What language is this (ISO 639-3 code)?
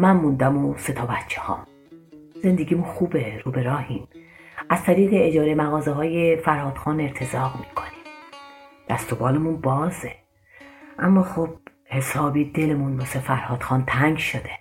fas